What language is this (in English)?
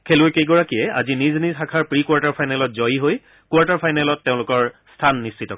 Assamese